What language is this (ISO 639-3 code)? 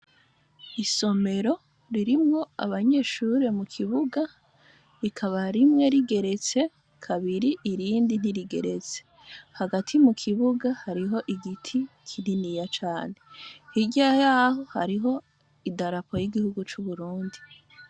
run